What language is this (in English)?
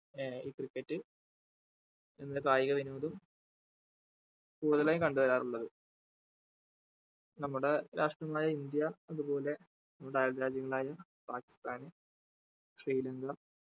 Malayalam